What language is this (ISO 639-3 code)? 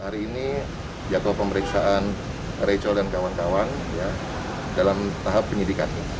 ind